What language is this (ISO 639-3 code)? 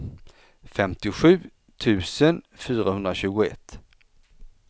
swe